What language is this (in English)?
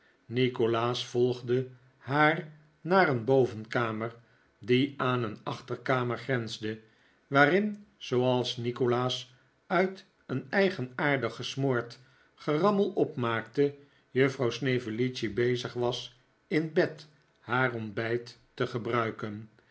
Dutch